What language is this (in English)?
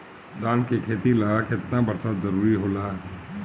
Bhojpuri